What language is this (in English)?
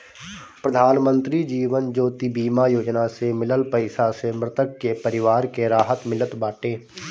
Bhojpuri